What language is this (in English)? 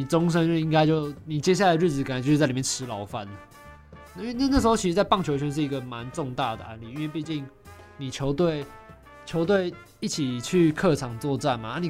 Chinese